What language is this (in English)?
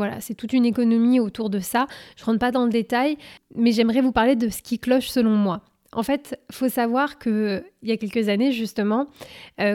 French